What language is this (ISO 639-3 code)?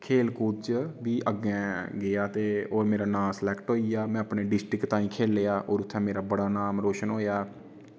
doi